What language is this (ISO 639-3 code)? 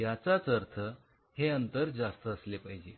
mar